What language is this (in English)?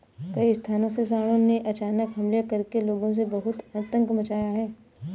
Hindi